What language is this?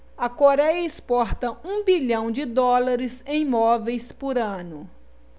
Portuguese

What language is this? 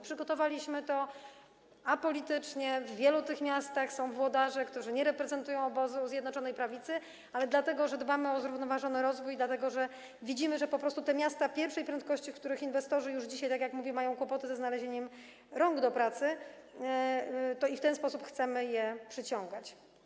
Polish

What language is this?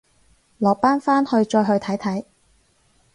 Cantonese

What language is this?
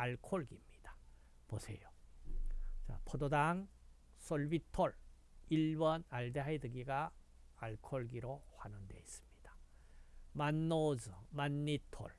Korean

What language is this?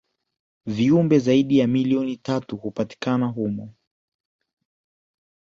Swahili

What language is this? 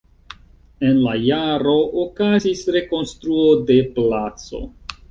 Esperanto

